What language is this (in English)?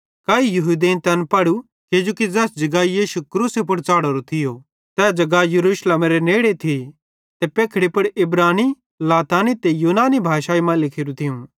Bhadrawahi